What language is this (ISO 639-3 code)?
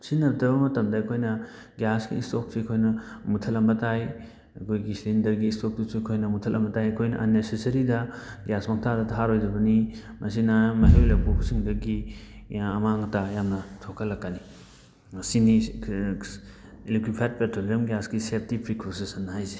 mni